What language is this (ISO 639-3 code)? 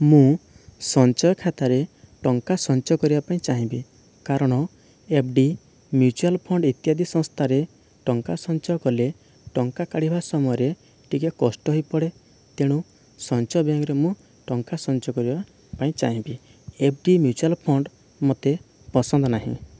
ori